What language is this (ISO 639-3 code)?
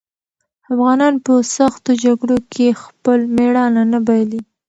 pus